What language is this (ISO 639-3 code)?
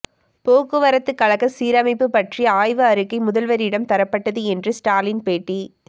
tam